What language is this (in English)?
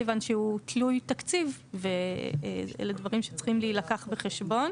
Hebrew